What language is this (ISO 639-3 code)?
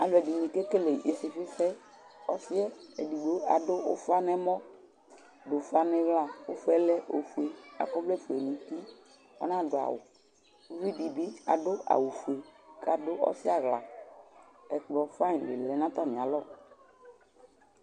kpo